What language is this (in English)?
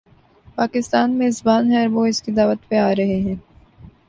Urdu